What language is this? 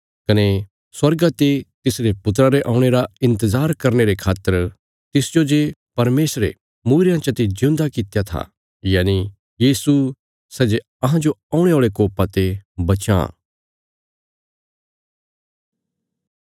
Bilaspuri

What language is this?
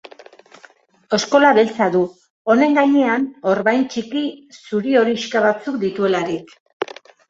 Basque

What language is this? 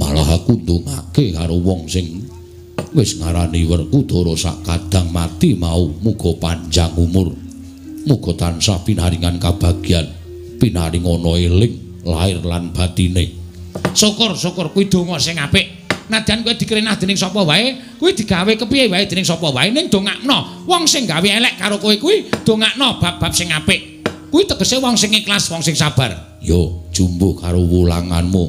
Indonesian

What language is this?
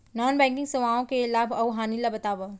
Chhattisgarhi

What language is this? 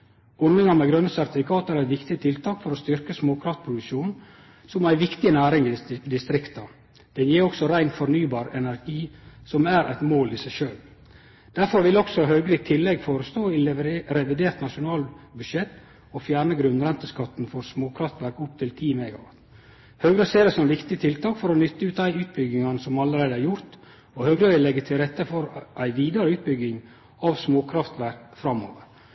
Norwegian Nynorsk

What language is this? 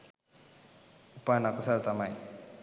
Sinhala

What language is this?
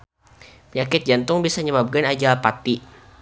Sundanese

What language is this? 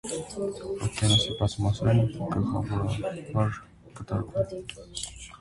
Armenian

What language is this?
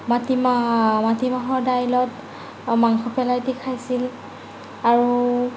Assamese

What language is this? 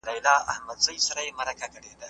Pashto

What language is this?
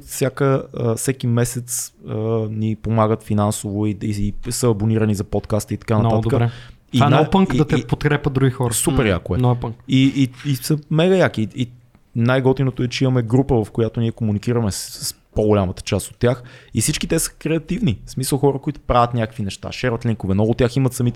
Bulgarian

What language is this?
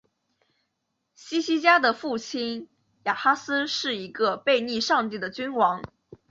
Chinese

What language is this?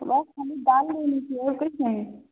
Hindi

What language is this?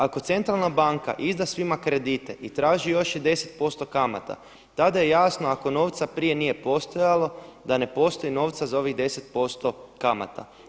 Croatian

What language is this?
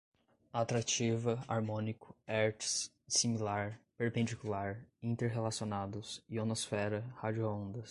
Portuguese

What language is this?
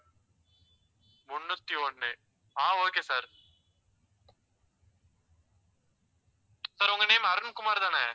Tamil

